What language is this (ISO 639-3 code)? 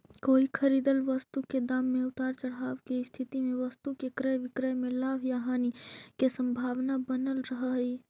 mag